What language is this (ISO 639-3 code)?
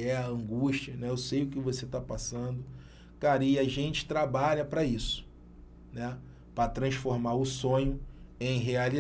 por